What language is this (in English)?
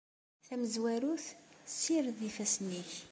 Kabyle